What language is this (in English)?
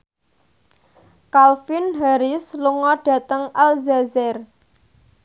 Javanese